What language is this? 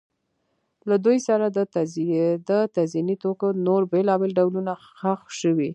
Pashto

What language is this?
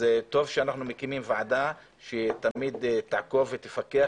Hebrew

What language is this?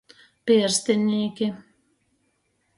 Latgalian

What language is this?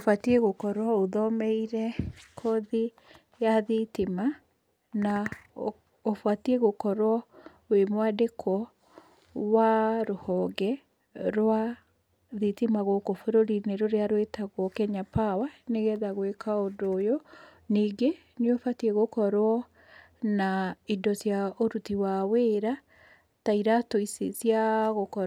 Kikuyu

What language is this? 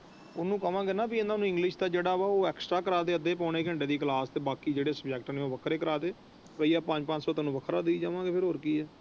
Punjabi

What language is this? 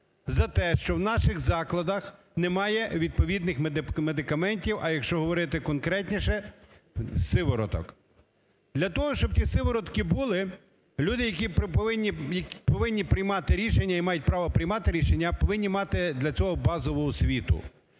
Ukrainian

